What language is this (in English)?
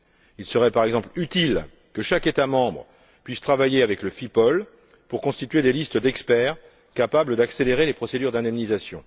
French